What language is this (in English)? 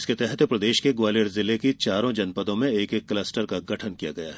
Hindi